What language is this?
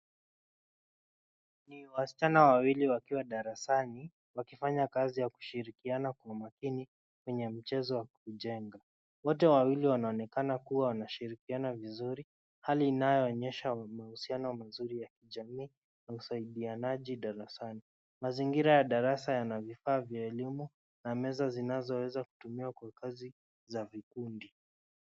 Swahili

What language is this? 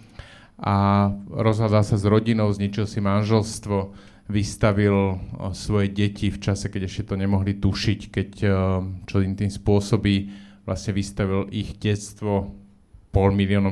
Slovak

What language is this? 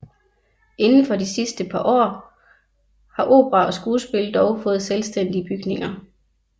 Danish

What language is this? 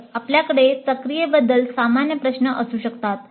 Marathi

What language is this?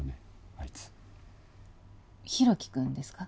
Japanese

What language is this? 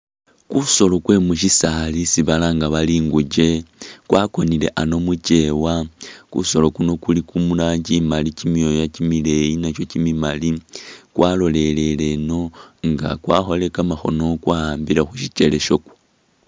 Masaaba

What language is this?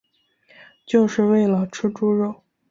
Chinese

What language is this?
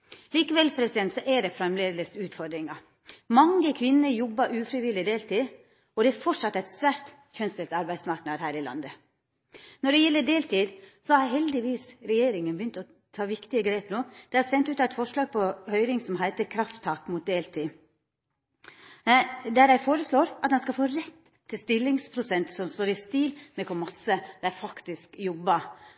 Norwegian Nynorsk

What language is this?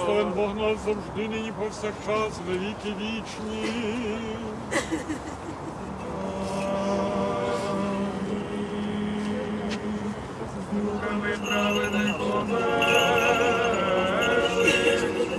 Ukrainian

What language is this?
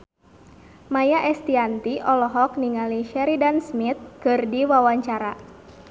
Sundanese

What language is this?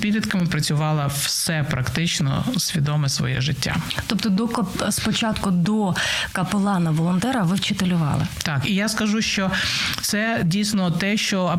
Ukrainian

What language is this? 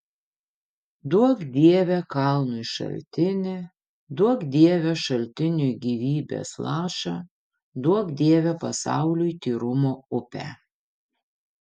Lithuanian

